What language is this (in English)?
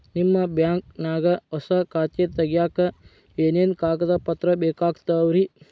Kannada